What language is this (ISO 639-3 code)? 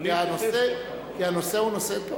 heb